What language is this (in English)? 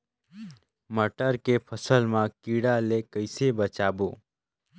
Chhattisgarhi